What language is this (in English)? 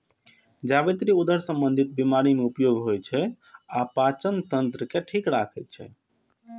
Maithili